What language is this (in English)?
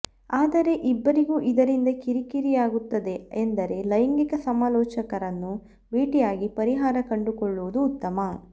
Kannada